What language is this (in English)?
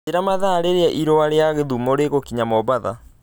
Kikuyu